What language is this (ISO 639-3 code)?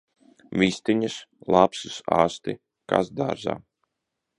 lav